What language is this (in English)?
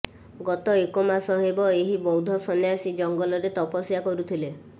Odia